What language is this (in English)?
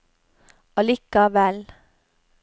Norwegian